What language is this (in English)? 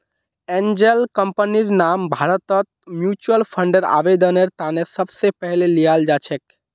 Magahi